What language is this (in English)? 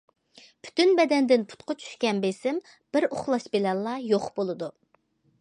Uyghur